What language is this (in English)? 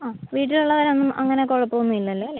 Malayalam